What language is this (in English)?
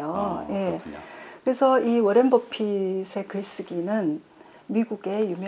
Korean